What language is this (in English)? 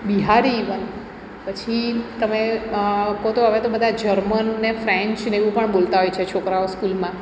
Gujarati